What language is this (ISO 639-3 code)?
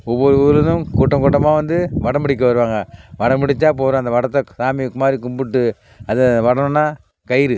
tam